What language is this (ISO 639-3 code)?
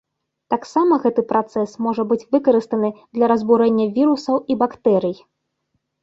bel